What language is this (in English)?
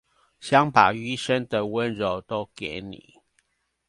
Chinese